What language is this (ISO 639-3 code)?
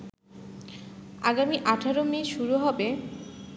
ben